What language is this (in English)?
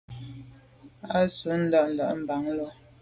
Medumba